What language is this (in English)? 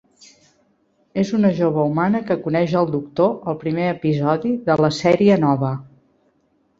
Catalan